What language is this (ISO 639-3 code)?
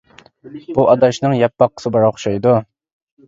uig